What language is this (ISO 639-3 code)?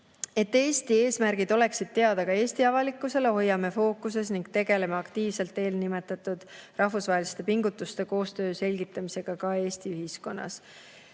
est